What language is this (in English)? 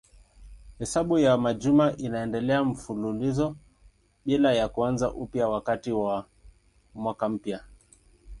Swahili